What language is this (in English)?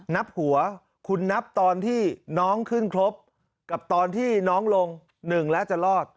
Thai